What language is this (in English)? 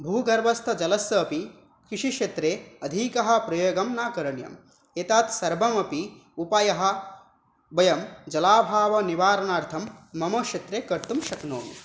Sanskrit